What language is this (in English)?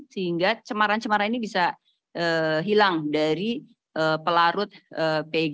Indonesian